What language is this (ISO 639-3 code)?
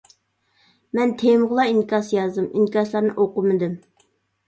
uig